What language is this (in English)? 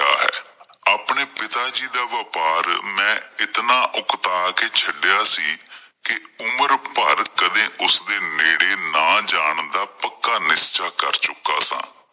Punjabi